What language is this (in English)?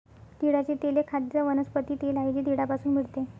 Marathi